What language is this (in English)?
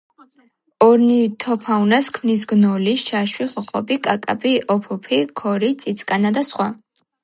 Georgian